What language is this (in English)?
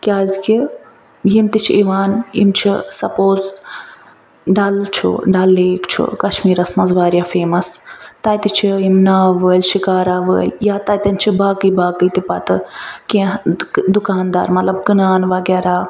Kashmiri